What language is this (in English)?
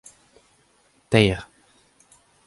Breton